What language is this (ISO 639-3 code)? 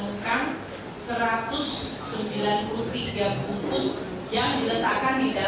ind